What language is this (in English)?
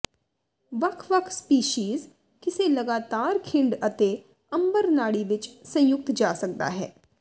Punjabi